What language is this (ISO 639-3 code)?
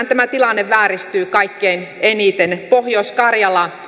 fin